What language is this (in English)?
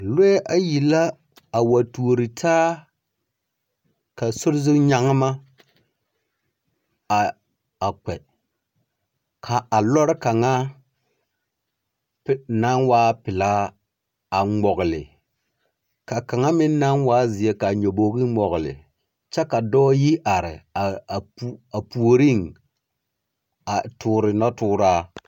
Southern Dagaare